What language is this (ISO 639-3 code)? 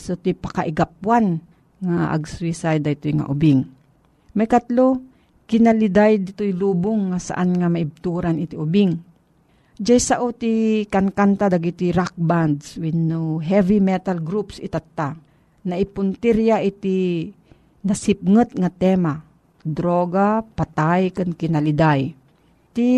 fil